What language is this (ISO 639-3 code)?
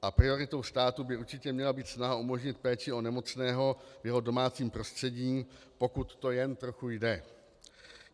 ces